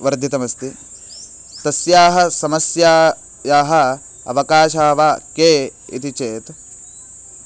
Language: Sanskrit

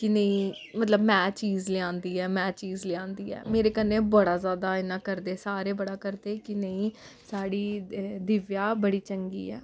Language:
Dogri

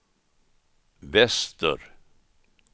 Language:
Swedish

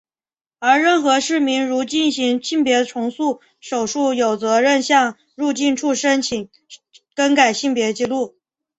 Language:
Chinese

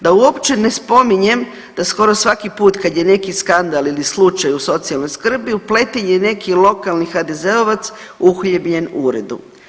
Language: Croatian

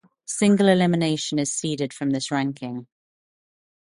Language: English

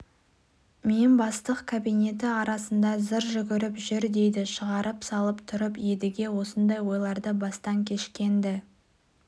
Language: Kazakh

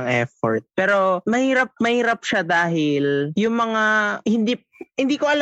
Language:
Filipino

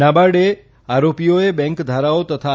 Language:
Gujarati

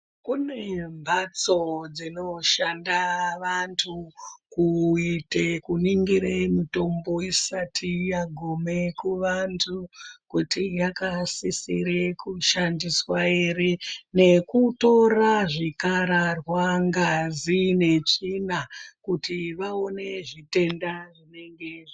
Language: Ndau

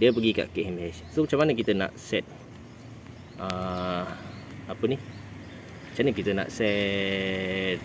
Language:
Malay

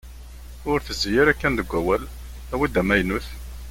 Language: Kabyle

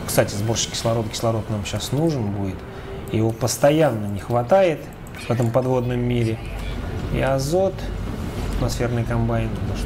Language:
Russian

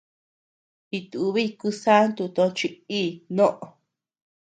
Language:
Tepeuxila Cuicatec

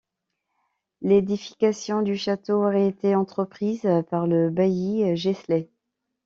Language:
French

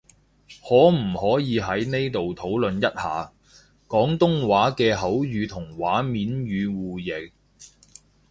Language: Cantonese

